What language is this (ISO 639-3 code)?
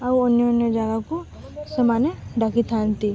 ori